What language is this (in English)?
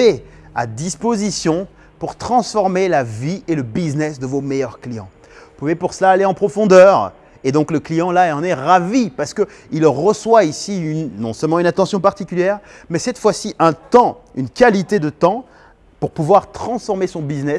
French